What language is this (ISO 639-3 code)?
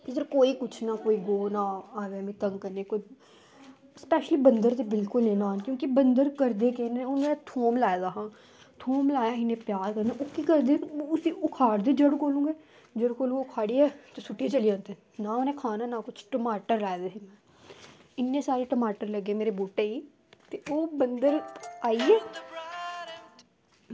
doi